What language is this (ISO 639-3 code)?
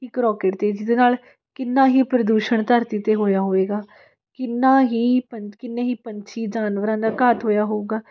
pan